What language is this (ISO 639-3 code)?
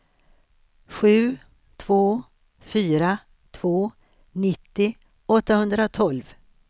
swe